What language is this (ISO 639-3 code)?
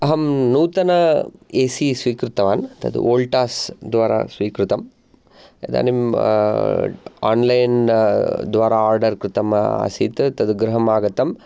san